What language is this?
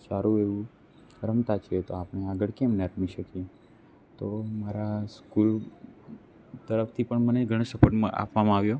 Gujarati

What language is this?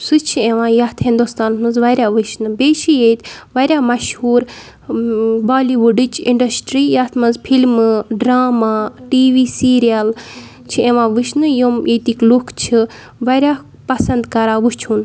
Kashmiri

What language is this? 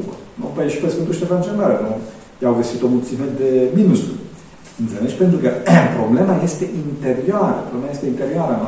Romanian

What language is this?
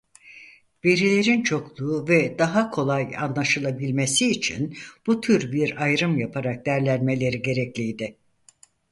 Turkish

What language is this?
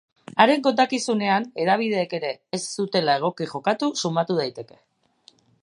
Basque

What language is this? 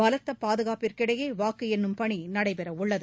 Tamil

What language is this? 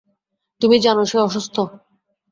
Bangla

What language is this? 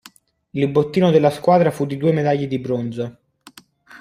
Italian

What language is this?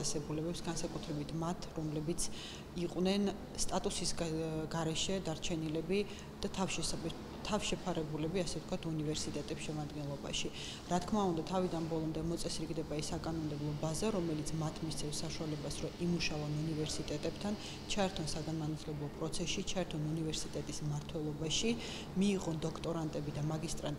Ukrainian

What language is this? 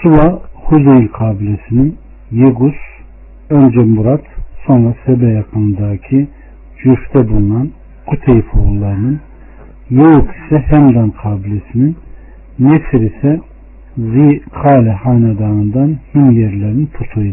Turkish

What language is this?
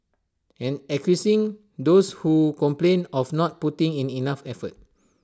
English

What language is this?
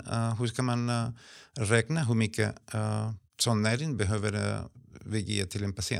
Swedish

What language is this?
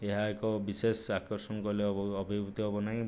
Odia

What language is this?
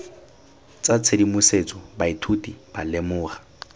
Tswana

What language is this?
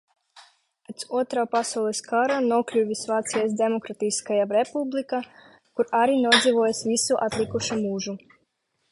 Latvian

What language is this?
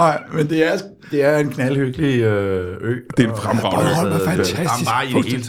Danish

